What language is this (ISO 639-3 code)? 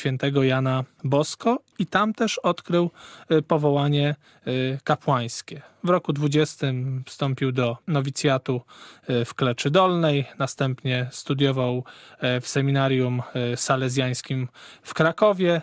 pol